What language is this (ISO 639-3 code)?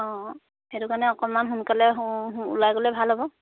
asm